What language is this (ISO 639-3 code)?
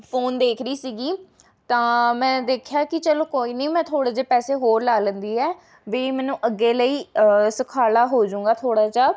pan